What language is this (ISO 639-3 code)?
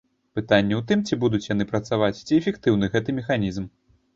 bel